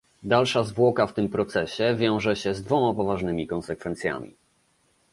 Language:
Polish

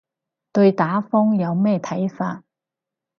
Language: Cantonese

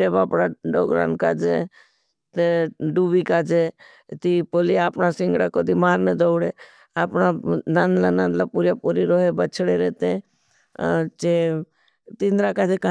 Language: Bhili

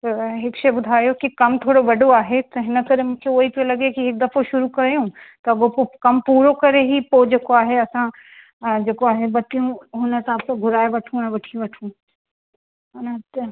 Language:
Sindhi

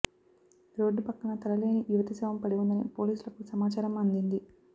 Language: Telugu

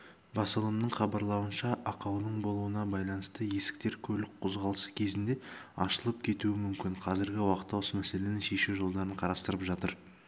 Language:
Kazakh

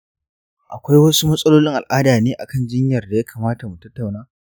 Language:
Hausa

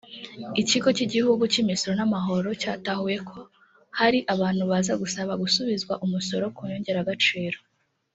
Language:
Kinyarwanda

